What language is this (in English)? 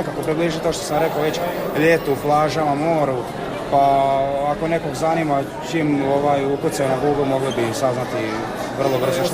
Croatian